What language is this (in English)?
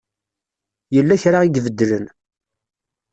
Kabyle